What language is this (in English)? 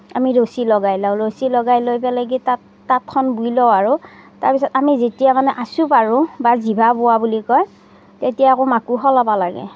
Assamese